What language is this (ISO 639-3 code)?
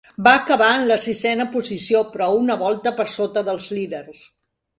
cat